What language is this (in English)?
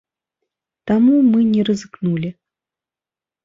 Belarusian